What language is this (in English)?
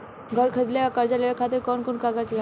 Bhojpuri